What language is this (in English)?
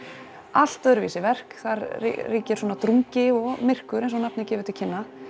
Icelandic